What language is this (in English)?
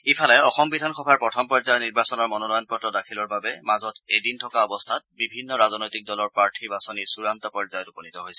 Assamese